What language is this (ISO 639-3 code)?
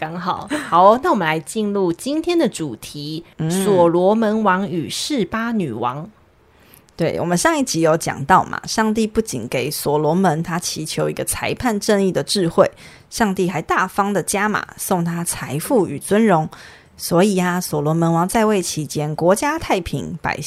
zho